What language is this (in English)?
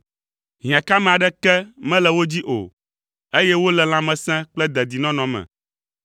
Ewe